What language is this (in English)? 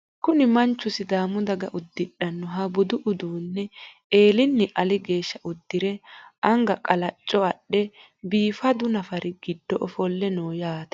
Sidamo